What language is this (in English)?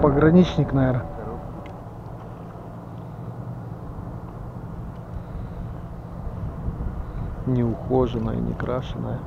Russian